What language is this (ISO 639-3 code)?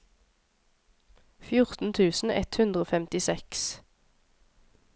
nor